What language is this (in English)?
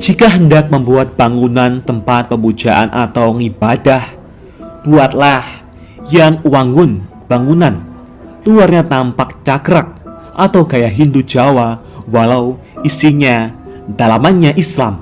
Indonesian